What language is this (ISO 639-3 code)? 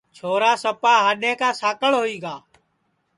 ssi